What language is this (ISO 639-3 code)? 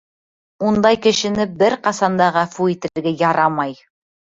bak